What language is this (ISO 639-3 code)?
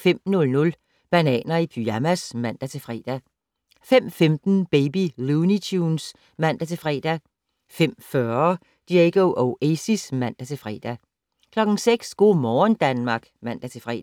dan